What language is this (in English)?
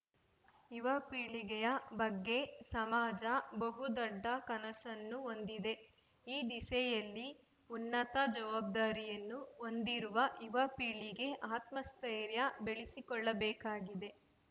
Kannada